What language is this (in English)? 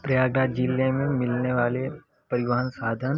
Hindi